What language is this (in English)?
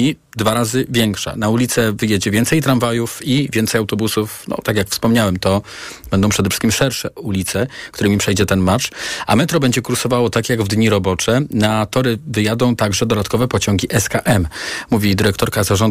Polish